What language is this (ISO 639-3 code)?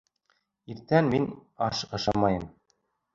bak